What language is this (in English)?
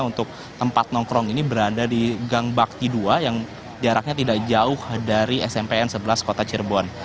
Indonesian